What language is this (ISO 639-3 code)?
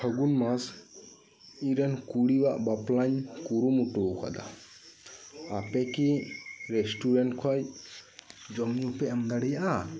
sat